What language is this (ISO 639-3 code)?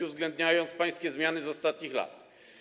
pol